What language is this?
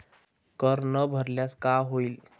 Marathi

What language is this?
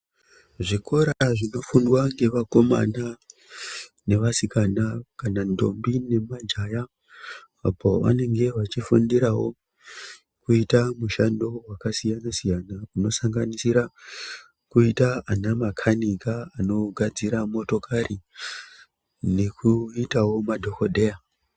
Ndau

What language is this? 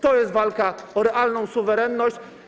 Polish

